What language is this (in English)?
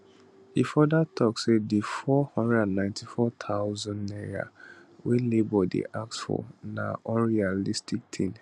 Nigerian Pidgin